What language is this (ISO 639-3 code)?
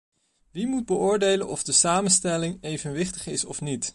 nld